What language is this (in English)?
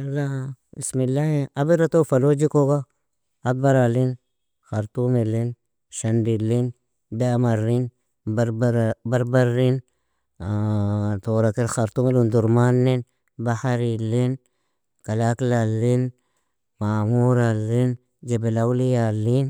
Nobiin